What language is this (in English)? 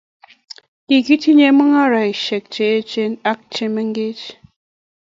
Kalenjin